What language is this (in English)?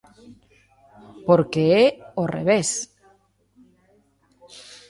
Galician